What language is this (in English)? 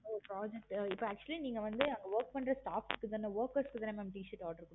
Tamil